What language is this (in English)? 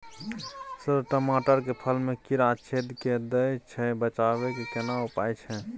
Maithili